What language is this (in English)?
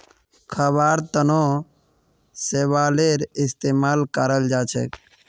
Magahi